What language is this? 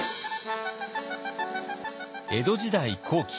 Japanese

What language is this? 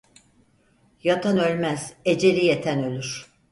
Turkish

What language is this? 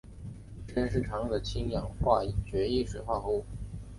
Chinese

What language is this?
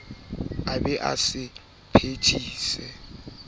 Southern Sotho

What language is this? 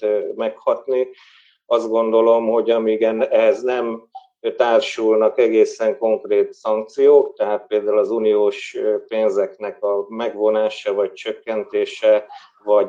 Hungarian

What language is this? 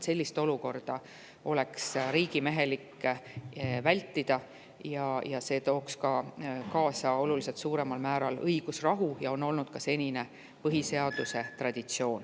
Estonian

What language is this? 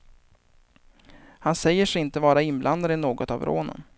Swedish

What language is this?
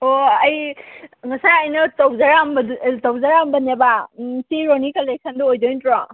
Manipuri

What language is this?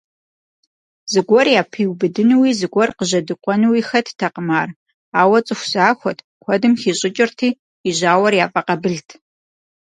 Kabardian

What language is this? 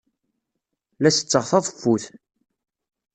Kabyle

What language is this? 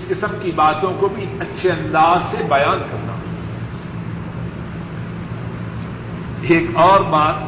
Urdu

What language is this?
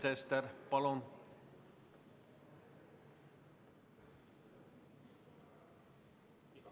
Estonian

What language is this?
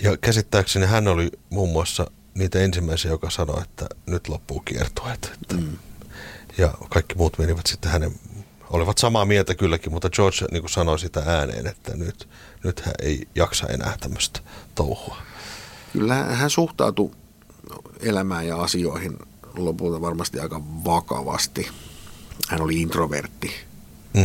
Finnish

